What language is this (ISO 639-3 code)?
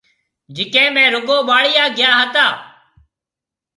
mve